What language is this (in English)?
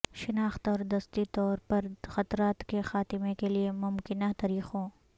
Urdu